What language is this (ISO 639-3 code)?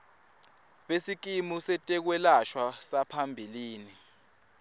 ssw